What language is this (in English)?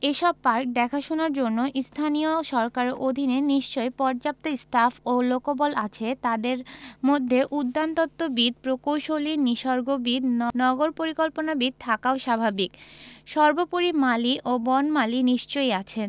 Bangla